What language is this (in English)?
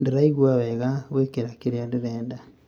Kikuyu